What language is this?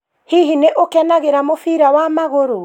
Kikuyu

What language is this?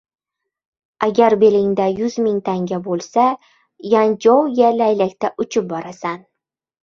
Uzbek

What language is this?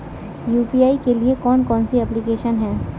Hindi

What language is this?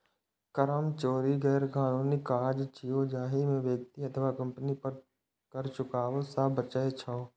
Maithili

